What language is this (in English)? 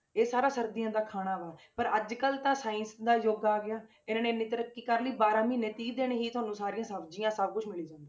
Punjabi